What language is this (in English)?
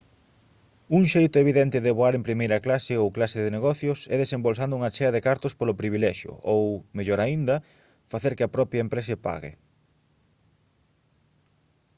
Galician